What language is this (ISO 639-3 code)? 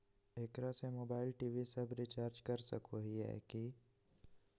mag